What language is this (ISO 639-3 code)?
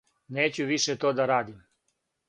srp